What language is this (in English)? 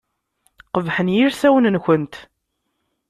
Kabyle